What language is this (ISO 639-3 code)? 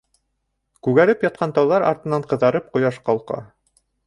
bak